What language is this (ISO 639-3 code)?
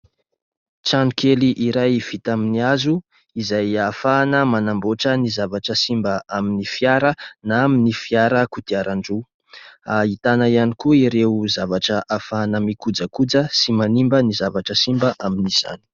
mlg